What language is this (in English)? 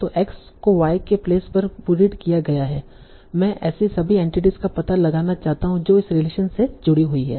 Hindi